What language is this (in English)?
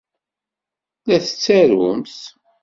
Kabyle